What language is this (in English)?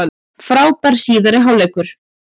Icelandic